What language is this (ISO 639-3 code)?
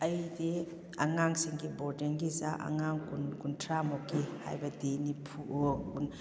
mni